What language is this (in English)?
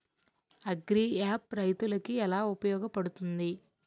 Telugu